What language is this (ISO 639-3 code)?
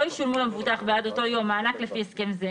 heb